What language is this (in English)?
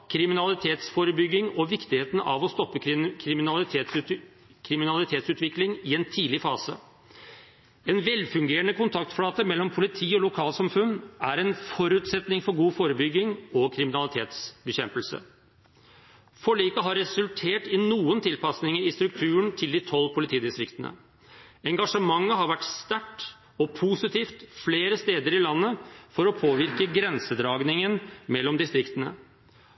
Norwegian Bokmål